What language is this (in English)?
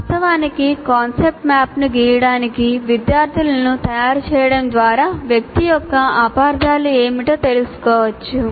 Telugu